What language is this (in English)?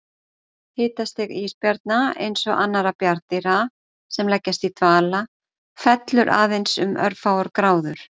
Icelandic